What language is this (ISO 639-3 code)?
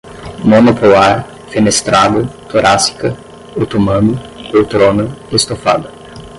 por